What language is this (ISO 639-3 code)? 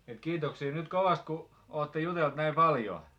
fin